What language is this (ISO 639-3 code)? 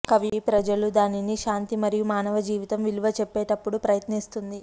tel